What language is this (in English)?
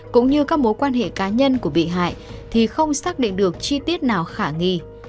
Vietnamese